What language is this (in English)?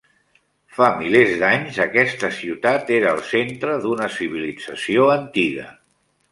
Catalan